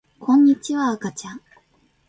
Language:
Japanese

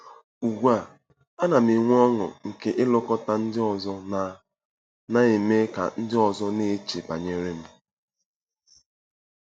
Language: Igbo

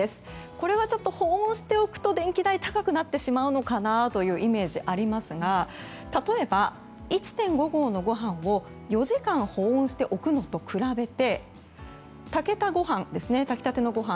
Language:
Japanese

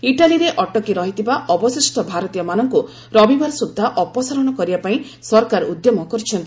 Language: Odia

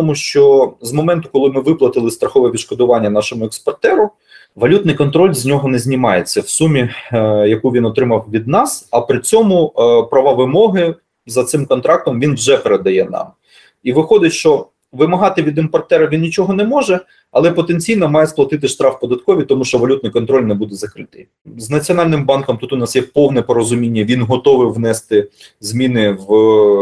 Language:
Ukrainian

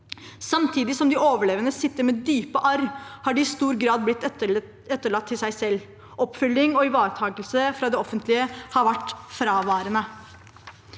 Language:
Norwegian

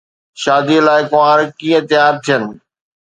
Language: Sindhi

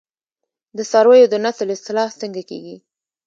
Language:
Pashto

